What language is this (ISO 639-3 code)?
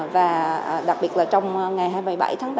vie